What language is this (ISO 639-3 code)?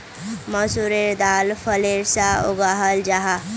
mag